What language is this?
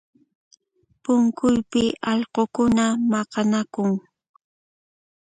Puno Quechua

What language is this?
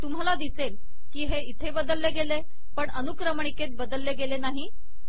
Marathi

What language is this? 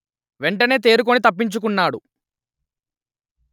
Telugu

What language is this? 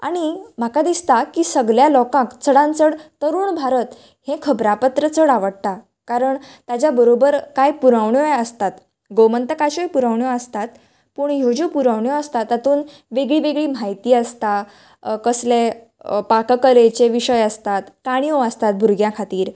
Konkani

